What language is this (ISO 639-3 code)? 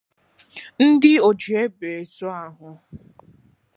ibo